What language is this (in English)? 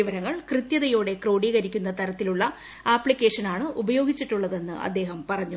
Malayalam